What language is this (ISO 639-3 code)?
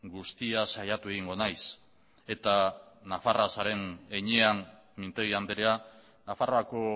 eus